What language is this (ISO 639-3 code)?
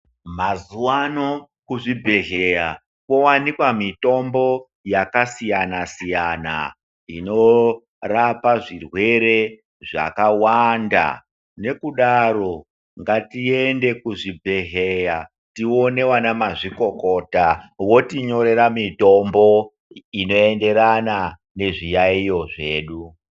ndc